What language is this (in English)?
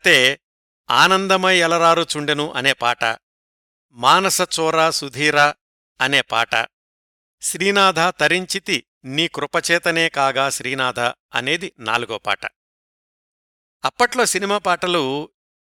Telugu